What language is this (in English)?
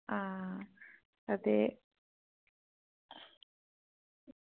Dogri